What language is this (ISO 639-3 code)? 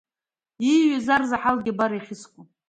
abk